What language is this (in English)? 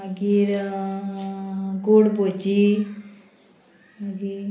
Konkani